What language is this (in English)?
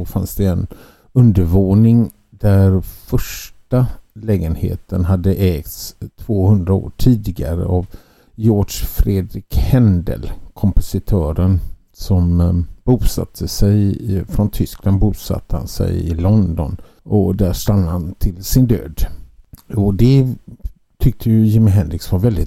Swedish